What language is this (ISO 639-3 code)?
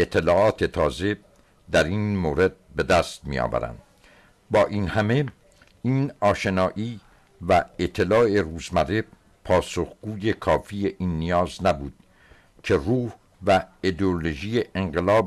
fas